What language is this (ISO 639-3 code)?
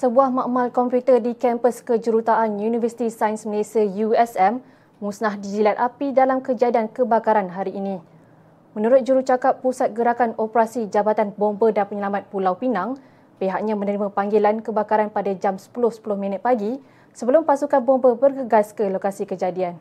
msa